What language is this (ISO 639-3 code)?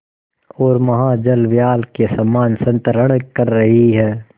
hin